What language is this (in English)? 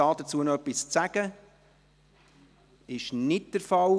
Swiss German